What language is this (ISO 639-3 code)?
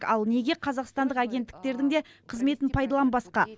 kaz